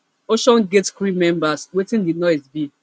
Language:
Nigerian Pidgin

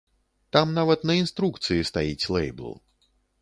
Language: Belarusian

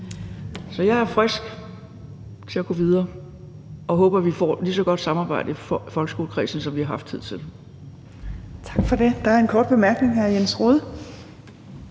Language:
Danish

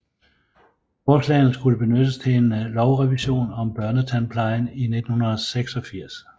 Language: Danish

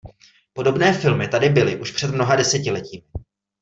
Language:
Czech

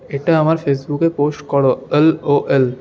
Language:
Bangla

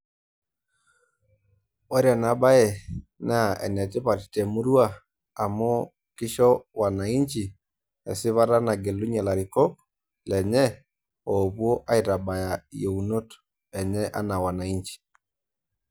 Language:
Masai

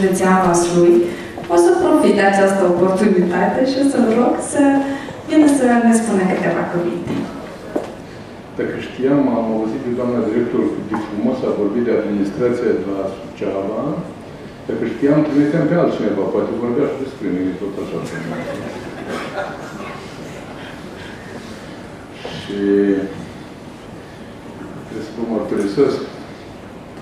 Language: Romanian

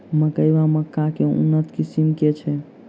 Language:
Maithili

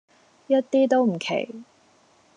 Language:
Cantonese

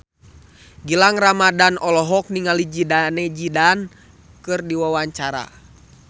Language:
Sundanese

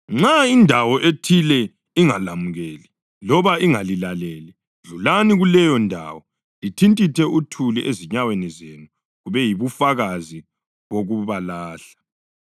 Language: North Ndebele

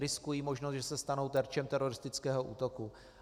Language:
Czech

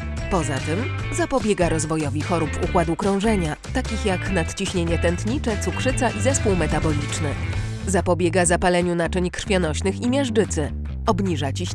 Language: Polish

